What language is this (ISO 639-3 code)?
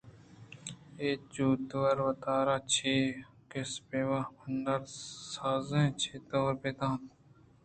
bgp